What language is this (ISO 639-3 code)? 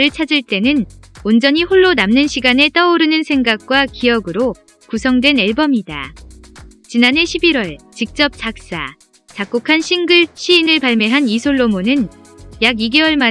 kor